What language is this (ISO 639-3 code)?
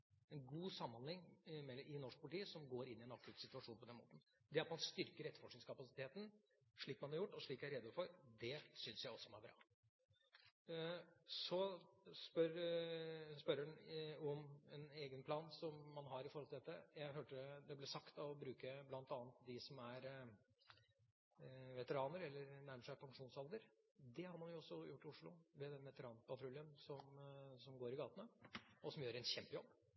nob